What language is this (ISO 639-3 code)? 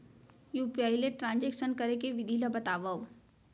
hne